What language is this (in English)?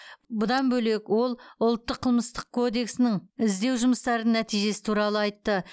Kazakh